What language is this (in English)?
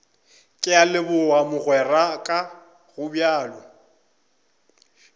Northern Sotho